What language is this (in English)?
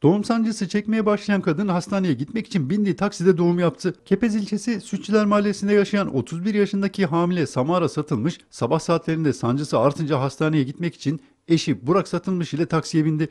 Turkish